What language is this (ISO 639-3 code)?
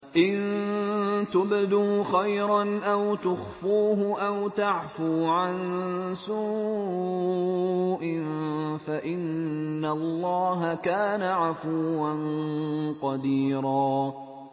ara